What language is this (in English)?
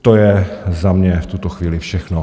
Czech